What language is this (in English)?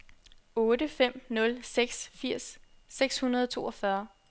Danish